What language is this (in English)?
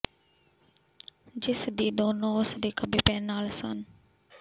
Punjabi